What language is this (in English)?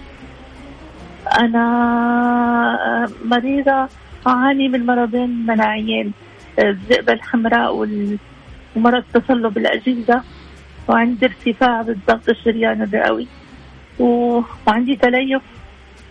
Arabic